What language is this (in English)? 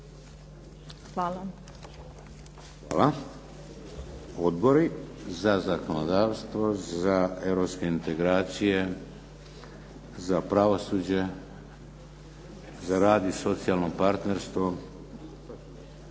Croatian